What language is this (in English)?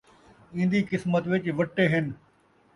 Saraiki